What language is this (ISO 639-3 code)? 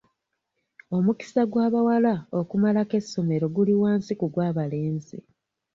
lug